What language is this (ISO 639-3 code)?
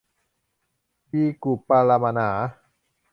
tha